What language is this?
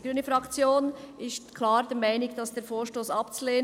Swiss German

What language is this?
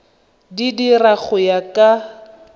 Tswana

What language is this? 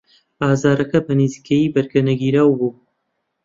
Central Kurdish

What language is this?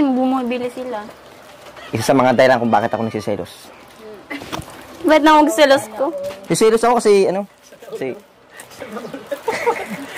Filipino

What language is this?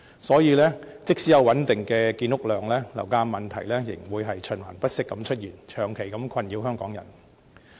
Cantonese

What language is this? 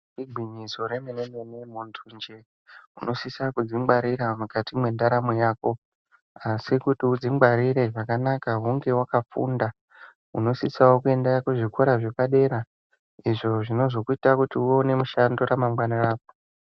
Ndau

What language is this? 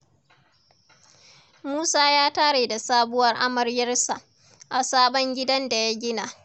Hausa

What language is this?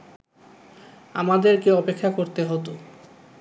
Bangla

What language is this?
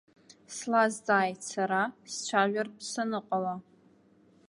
Abkhazian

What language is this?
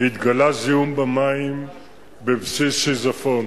Hebrew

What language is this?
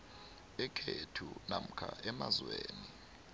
South Ndebele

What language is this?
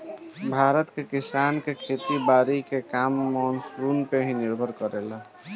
Bhojpuri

